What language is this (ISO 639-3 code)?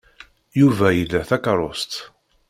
kab